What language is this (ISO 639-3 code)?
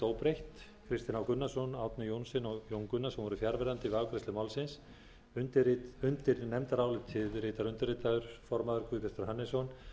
isl